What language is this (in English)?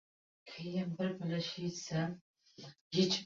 Uzbek